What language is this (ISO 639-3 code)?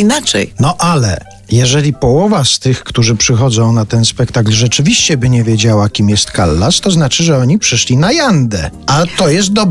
pol